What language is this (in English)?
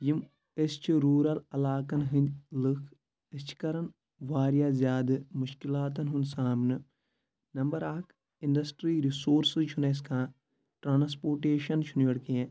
Kashmiri